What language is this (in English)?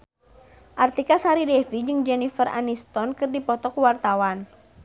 Sundanese